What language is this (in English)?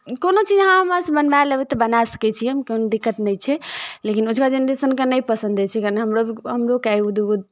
Maithili